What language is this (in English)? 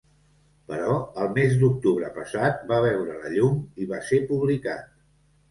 Catalan